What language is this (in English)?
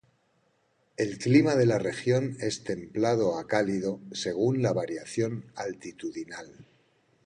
Spanish